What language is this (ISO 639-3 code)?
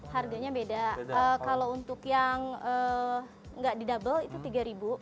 ind